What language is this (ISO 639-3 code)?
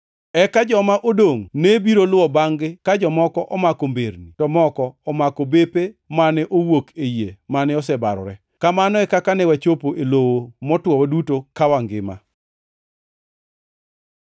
luo